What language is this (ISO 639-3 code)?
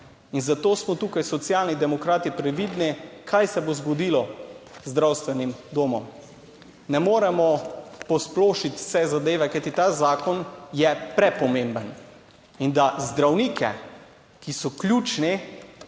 slv